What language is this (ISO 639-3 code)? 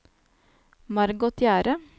nor